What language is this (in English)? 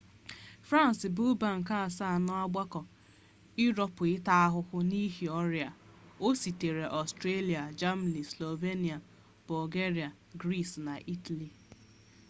Igbo